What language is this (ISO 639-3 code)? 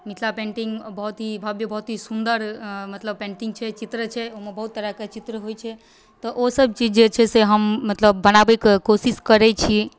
mai